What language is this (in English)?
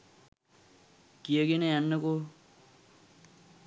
Sinhala